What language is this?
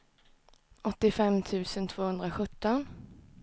Swedish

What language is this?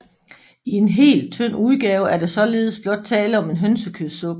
Danish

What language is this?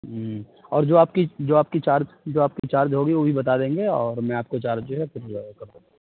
Urdu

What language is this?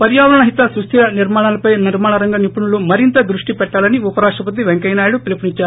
Telugu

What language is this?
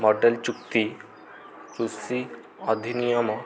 Odia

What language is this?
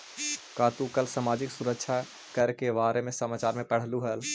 Magahi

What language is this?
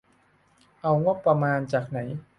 Thai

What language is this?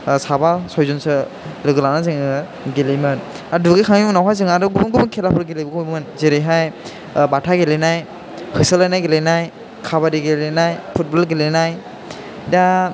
Bodo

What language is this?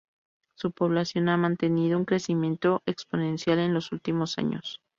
Spanish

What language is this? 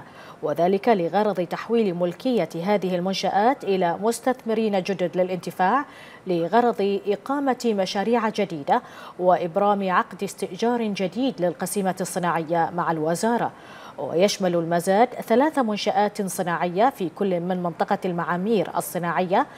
Arabic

